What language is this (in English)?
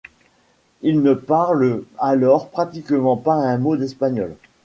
French